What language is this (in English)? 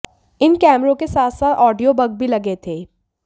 Hindi